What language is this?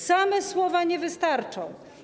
Polish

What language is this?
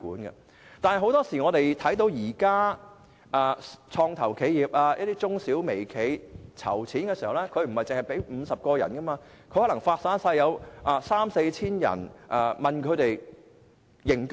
Cantonese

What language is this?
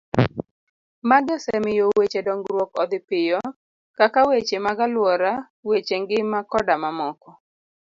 Luo (Kenya and Tanzania)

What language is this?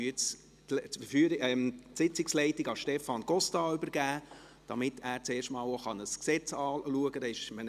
Swiss German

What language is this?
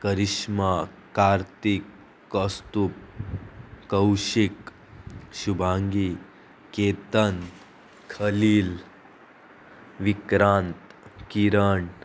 Konkani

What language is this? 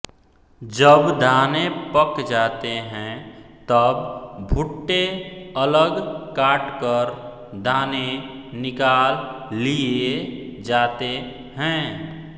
Hindi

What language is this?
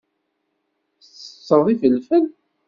Kabyle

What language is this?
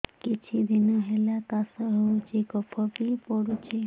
Odia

